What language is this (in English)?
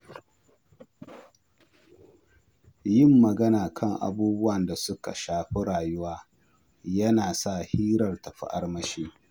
Hausa